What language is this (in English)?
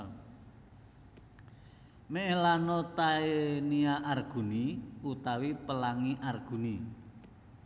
Javanese